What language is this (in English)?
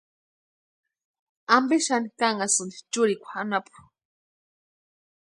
Western Highland Purepecha